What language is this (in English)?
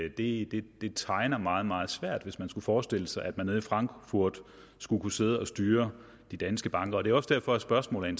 Danish